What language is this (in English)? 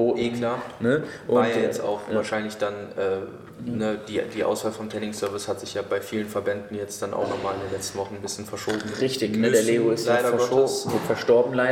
German